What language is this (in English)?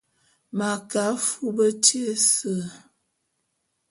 Bulu